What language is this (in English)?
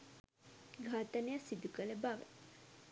Sinhala